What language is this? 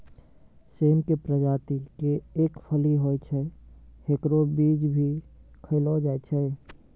Maithili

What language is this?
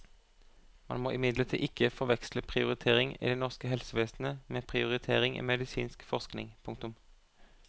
Norwegian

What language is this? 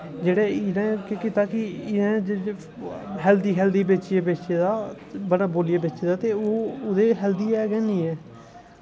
Dogri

